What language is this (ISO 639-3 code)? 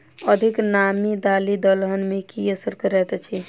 mai